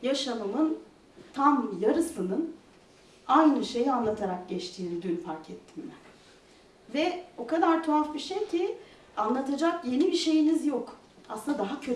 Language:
Turkish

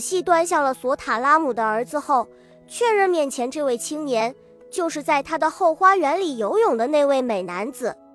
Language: Chinese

